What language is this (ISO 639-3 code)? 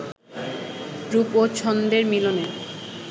ben